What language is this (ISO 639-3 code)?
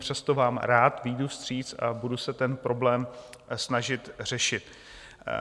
ces